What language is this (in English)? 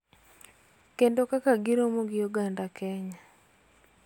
Luo (Kenya and Tanzania)